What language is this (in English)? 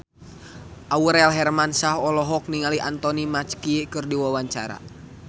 Sundanese